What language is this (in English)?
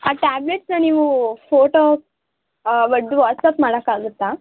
Kannada